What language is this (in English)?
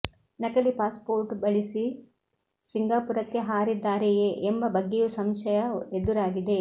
Kannada